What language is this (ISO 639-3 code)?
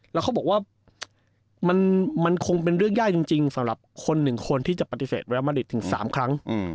tha